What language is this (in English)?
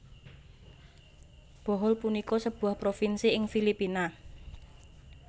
Javanese